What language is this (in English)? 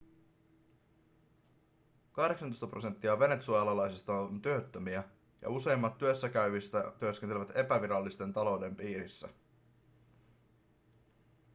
Finnish